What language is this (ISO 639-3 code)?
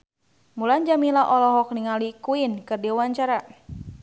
sun